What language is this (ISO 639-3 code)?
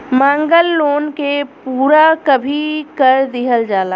bho